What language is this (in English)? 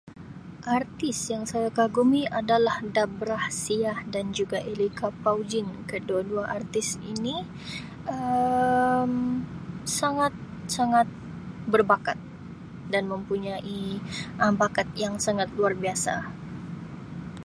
Sabah Malay